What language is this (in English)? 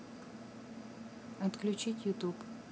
Russian